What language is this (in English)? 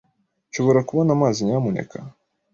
Kinyarwanda